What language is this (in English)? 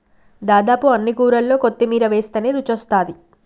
Telugu